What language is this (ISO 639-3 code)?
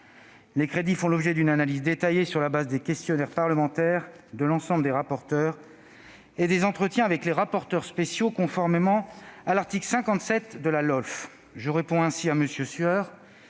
fra